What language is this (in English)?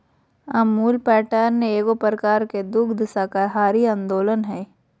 Magahi